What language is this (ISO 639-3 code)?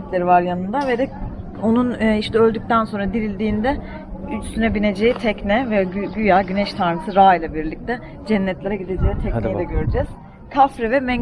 tur